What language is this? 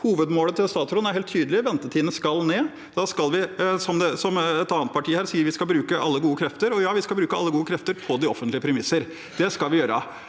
Norwegian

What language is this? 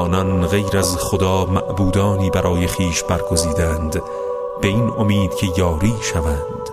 Persian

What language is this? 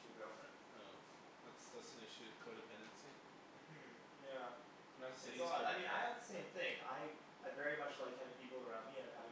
English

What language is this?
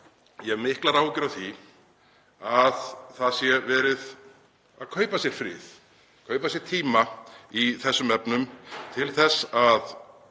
Icelandic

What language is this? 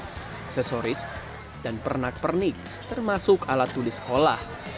Indonesian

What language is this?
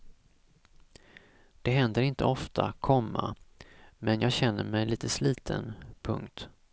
Swedish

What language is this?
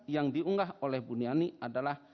Indonesian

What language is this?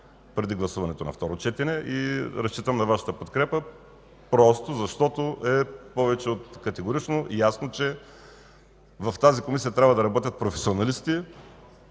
Bulgarian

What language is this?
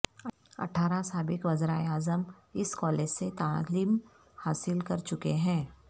Urdu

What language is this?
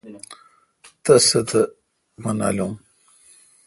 Kalkoti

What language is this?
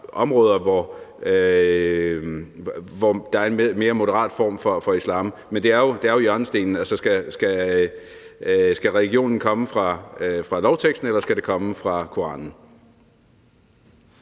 Danish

